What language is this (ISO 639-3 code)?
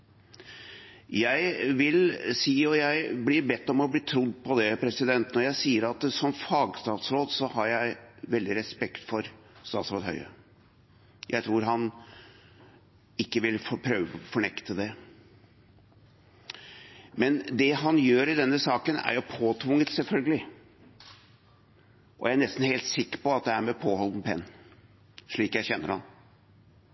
nob